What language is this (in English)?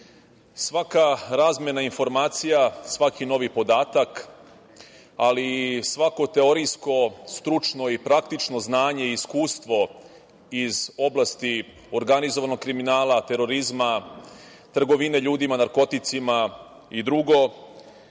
Serbian